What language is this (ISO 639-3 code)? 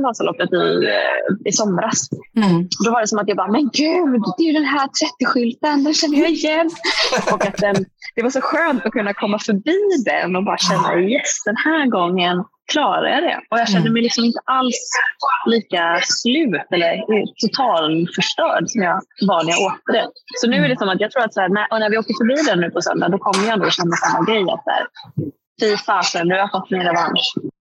swe